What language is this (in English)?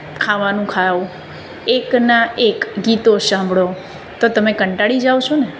Gujarati